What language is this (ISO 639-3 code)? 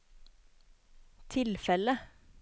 nor